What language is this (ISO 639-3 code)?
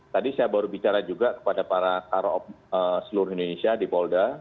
ind